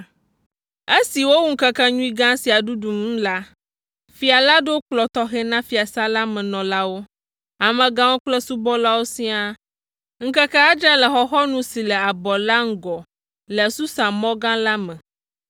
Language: Ewe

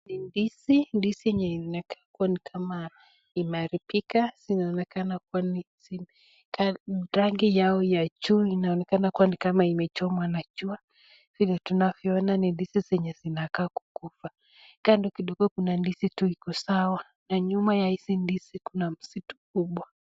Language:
Swahili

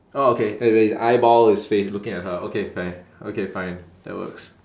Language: English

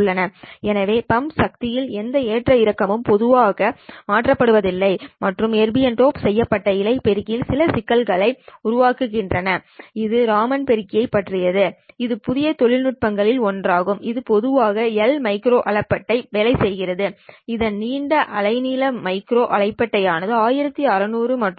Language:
Tamil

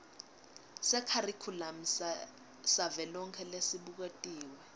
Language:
Swati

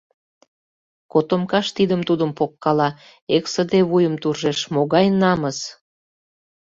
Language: Mari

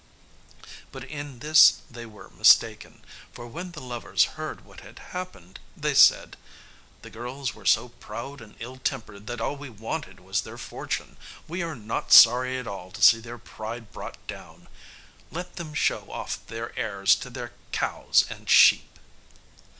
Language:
English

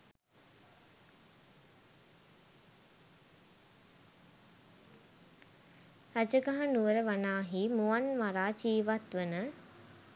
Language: Sinhala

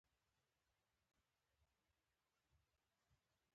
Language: Pashto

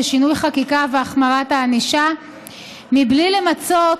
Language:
Hebrew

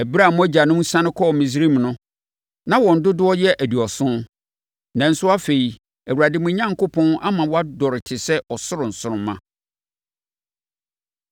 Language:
Akan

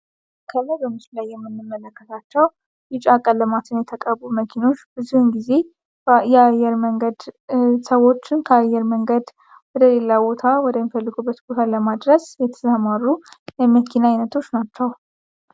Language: Amharic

